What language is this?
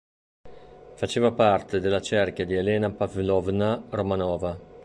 Italian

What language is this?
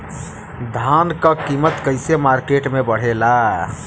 Bhojpuri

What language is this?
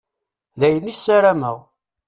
Kabyle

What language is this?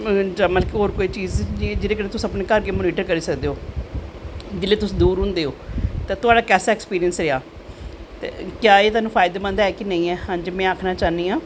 Dogri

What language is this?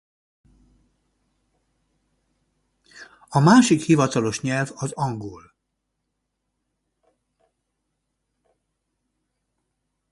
Hungarian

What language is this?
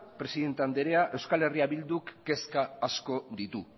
Basque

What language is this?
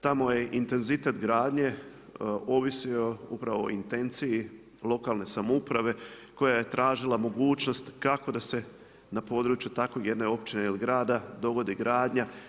Croatian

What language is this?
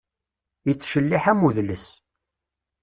Kabyle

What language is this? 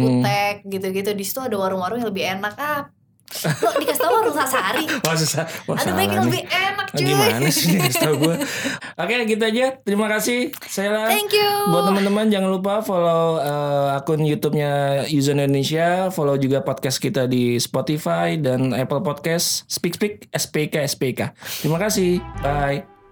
Indonesian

